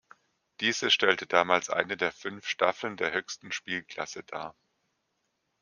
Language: German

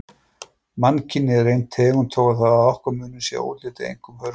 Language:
Icelandic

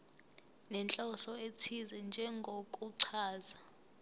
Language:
Zulu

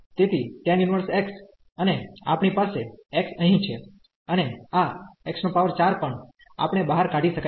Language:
Gujarati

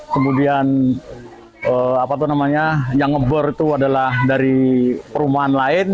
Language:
Indonesian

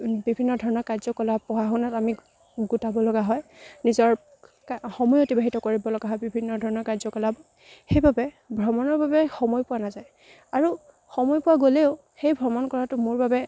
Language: Assamese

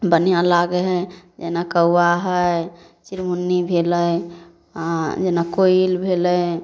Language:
Maithili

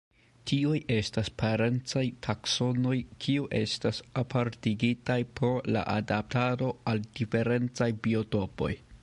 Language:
Esperanto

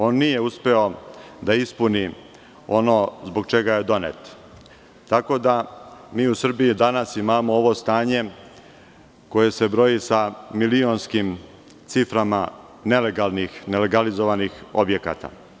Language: Serbian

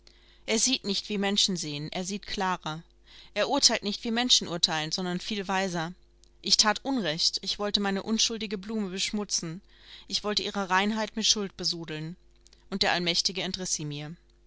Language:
German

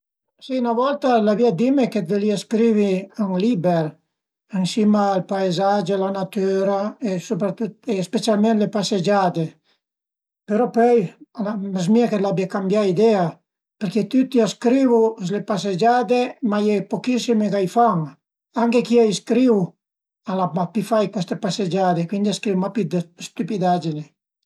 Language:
Piedmontese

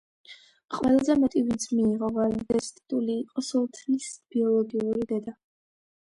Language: Georgian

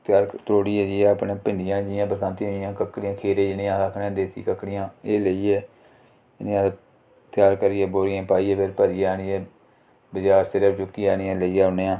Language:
Dogri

